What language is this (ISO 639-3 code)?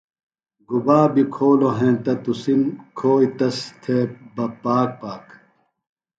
phl